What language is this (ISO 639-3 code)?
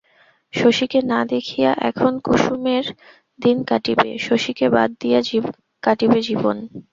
ben